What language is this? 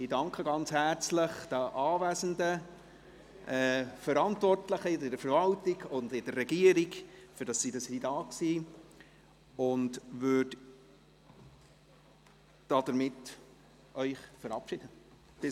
Swiss German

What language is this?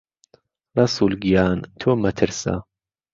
Central Kurdish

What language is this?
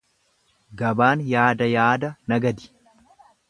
Oromo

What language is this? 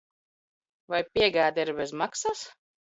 Latvian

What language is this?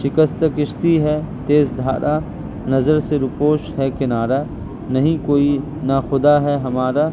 Urdu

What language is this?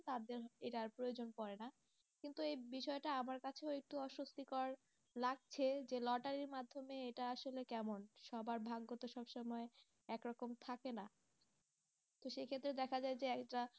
Bangla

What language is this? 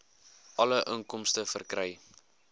Afrikaans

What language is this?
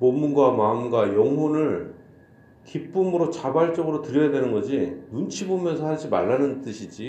Korean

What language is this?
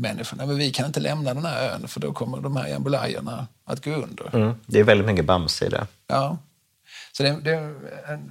Swedish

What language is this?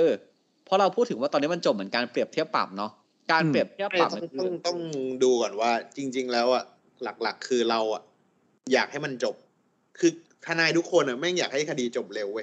Thai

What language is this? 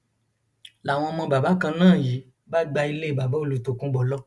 Yoruba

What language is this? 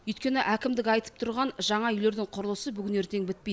Kazakh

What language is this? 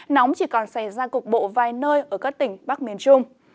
Vietnamese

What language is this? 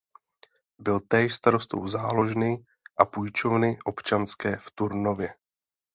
Czech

